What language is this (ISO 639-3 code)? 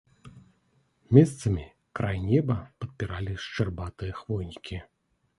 bel